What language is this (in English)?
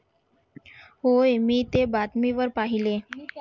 Marathi